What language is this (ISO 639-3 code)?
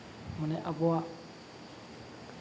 sat